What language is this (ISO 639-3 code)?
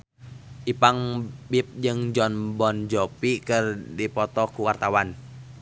sun